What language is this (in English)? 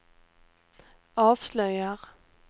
Swedish